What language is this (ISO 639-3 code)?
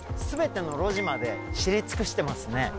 jpn